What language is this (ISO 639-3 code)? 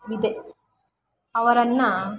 kan